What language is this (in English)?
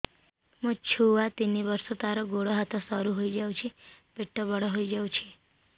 Odia